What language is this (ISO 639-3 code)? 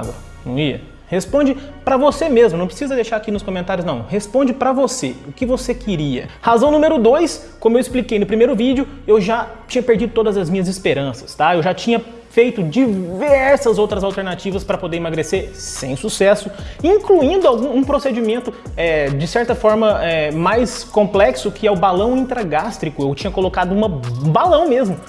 por